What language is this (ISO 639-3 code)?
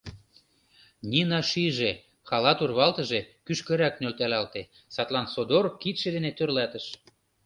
chm